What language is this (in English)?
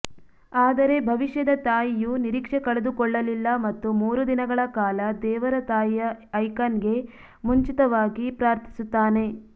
Kannada